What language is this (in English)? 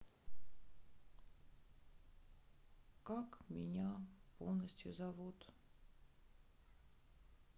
Russian